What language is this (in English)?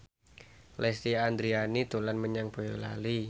Javanese